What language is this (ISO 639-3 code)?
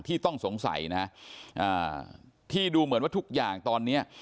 tha